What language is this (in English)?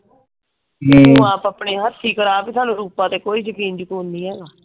Punjabi